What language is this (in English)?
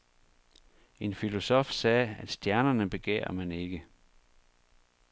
Danish